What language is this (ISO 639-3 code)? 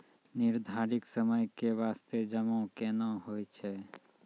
mai